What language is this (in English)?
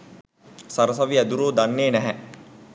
Sinhala